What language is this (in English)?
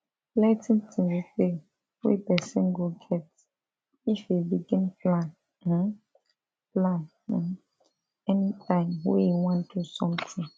Nigerian Pidgin